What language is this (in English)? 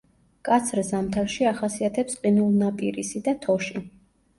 Georgian